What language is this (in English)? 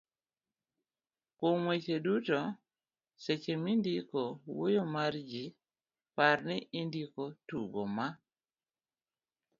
Luo (Kenya and Tanzania)